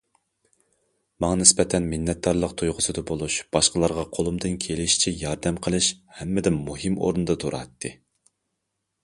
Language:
Uyghur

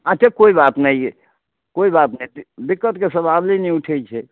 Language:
Maithili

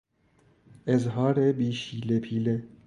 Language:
Persian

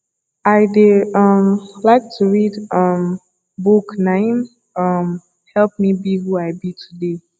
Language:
Nigerian Pidgin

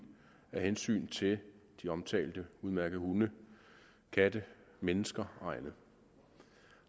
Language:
Danish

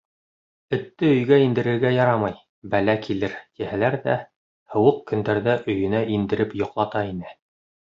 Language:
Bashkir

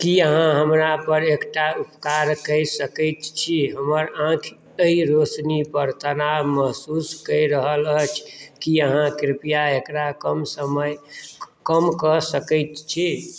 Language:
Maithili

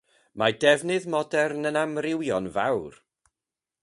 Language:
Welsh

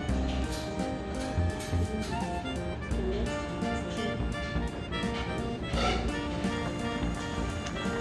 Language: Korean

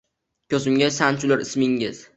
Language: Uzbek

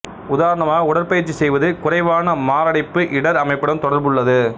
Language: Tamil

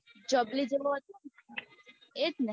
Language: Gujarati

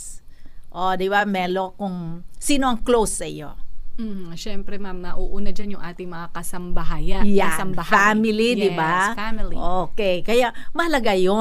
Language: Filipino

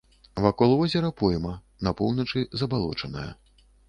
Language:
Belarusian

